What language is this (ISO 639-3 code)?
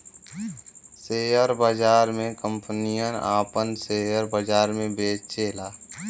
bho